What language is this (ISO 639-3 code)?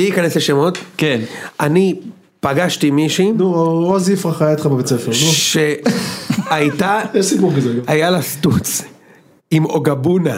heb